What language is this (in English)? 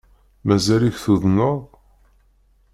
Kabyle